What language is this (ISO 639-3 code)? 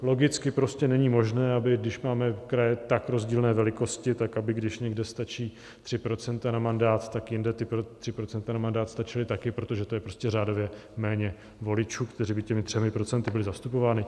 ces